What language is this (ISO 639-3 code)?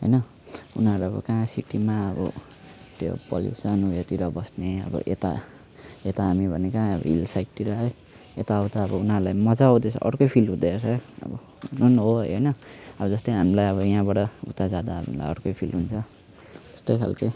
nep